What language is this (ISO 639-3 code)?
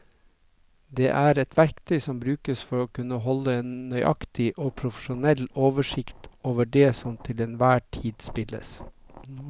nor